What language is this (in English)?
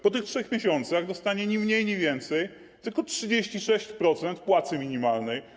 Polish